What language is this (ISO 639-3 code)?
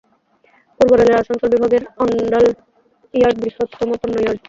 ben